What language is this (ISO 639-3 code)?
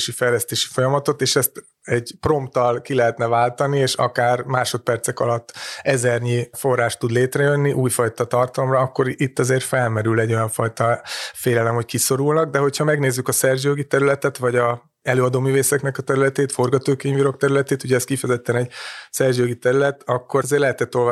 hun